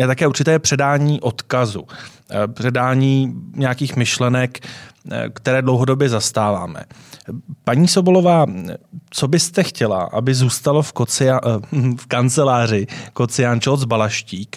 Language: Czech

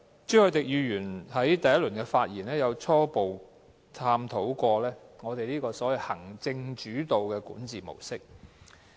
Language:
Cantonese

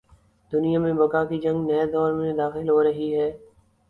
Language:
Urdu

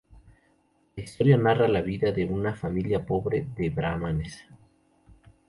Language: Spanish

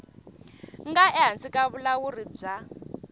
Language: Tsonga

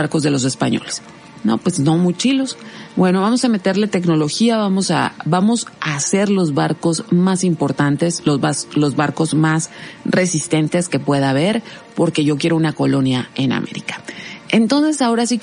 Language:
Spanish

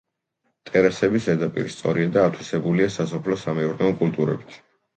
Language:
Georgian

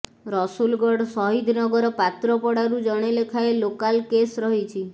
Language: Odia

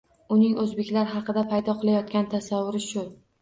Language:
Uzbek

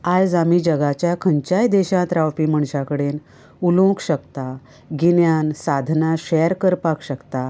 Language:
Konkani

